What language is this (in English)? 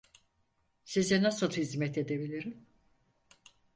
Turkish